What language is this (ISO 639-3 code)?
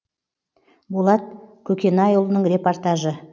kaz